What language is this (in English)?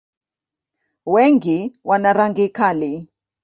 Swahili